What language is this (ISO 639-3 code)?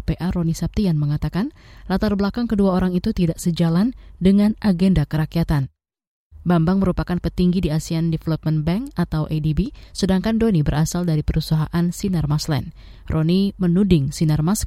ind